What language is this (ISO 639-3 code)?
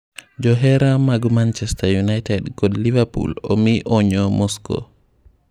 luo